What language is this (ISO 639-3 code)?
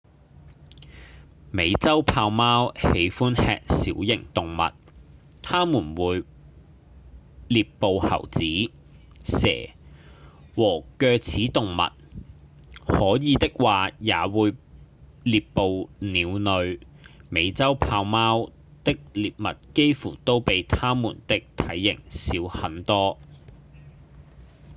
yue